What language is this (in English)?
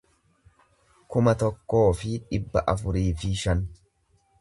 Oromo